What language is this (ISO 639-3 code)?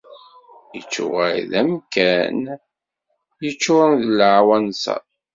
kab